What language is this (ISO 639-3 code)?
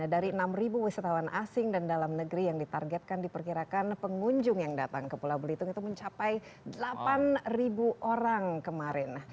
ind